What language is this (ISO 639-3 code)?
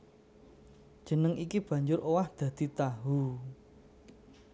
jav